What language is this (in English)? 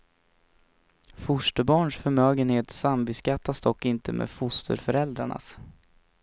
Swedish